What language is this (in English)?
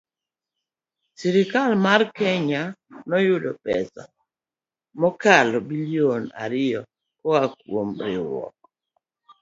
Luo (Kenya and Tanzania)